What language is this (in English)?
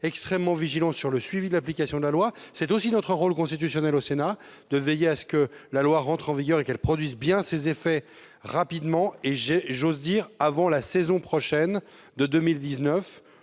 French